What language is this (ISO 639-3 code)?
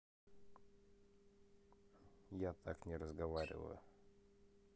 rus